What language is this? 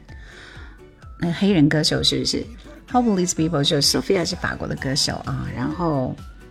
Chinese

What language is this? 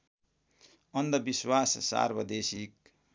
Nepali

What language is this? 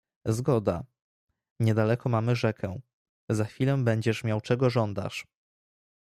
Polish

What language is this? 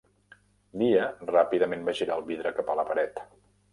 Catalan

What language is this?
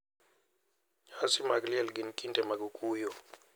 Luo (Kenya and Tanzania)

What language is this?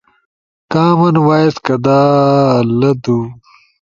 Ushojo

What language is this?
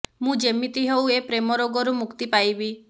Odia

